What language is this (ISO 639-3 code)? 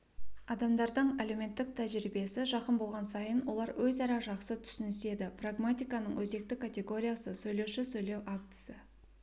kaz